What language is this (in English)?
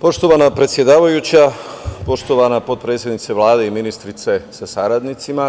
Serbian